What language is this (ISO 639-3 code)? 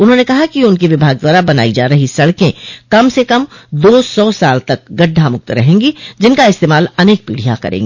hin